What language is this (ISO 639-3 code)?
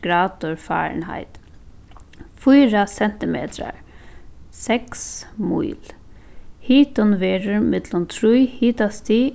fao